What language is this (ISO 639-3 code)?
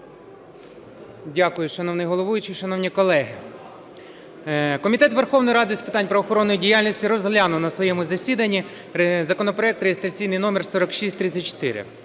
ukr